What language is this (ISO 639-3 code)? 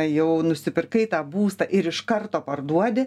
lit